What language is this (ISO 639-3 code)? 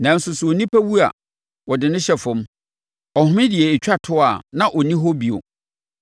aka